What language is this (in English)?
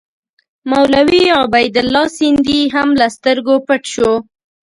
Pashto